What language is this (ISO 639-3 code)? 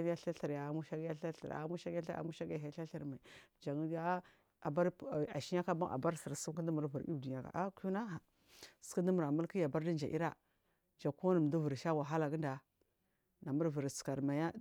mfm